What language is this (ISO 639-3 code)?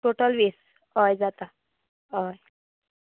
kok